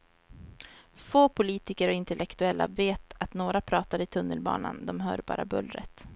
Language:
Swedish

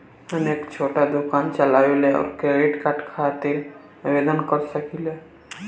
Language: Bhojpuri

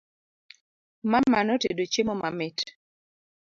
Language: Luo (Kenya and Tanzania)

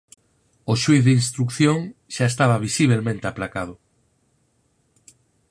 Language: Galician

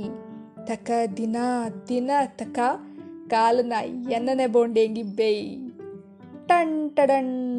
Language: Kannada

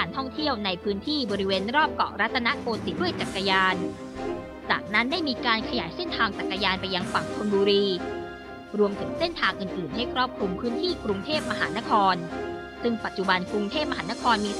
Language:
Thai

